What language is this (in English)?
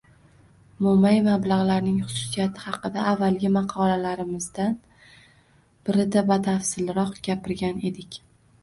Uzbek